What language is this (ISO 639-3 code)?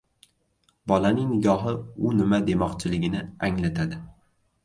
uzb